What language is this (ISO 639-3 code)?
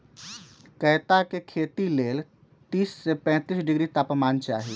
mag